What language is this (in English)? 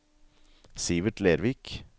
Norwegian